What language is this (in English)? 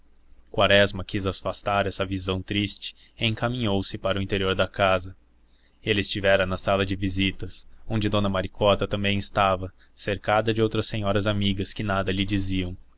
Portuguese